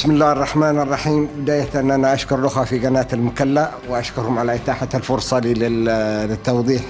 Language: Arabic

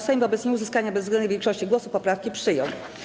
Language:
Polish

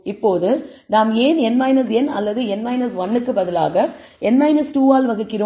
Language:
Tamil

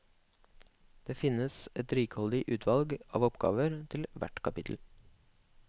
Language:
Norwegian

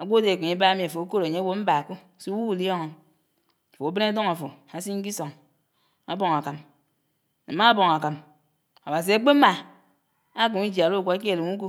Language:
Anaang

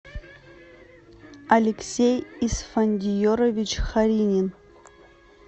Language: Russian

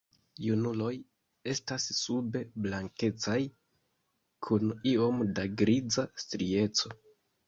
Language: Esperanto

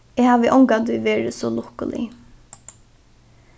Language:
Faroese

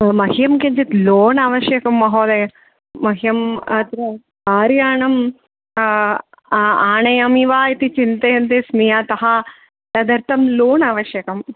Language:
Sanskrit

